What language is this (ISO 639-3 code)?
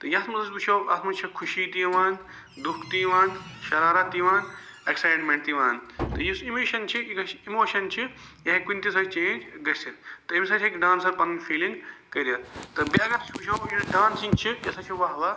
kas